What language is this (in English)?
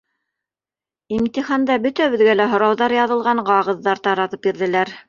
Bashkir